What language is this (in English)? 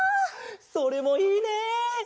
Japanese